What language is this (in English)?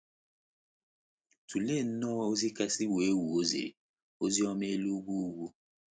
Igbo